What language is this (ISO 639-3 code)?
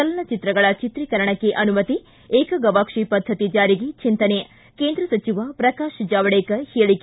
kan